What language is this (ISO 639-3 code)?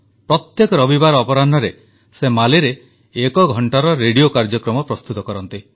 ori